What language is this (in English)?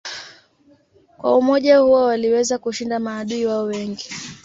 Swahili